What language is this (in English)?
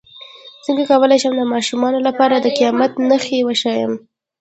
Pashto